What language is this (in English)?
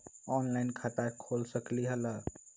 Magahi